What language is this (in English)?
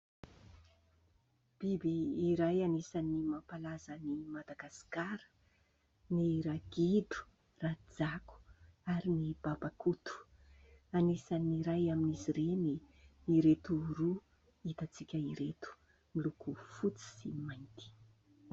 Malagasy